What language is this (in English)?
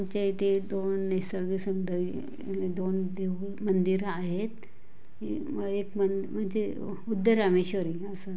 Marathi